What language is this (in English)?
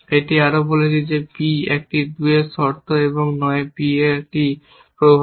Bangla